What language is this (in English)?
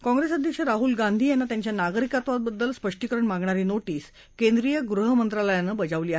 Marathi